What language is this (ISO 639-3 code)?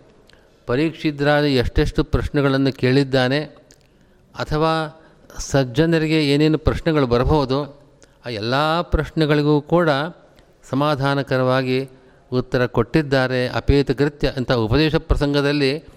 kan